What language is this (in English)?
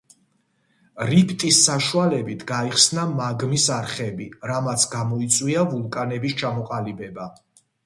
Georgian